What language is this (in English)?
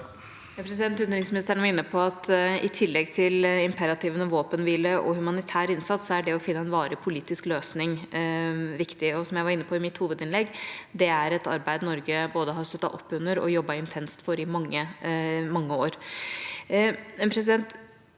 Norwegian